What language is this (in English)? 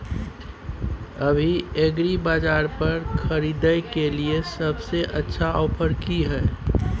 Maithili